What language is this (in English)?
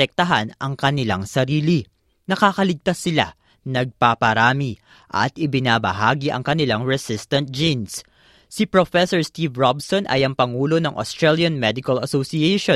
Filipino